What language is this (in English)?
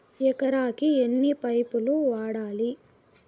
Telugu